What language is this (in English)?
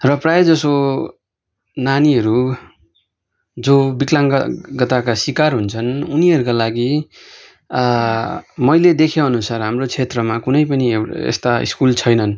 Nepali